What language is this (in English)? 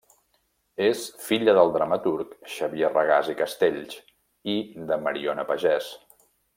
Catalan